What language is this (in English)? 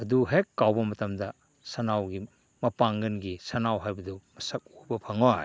Manipuri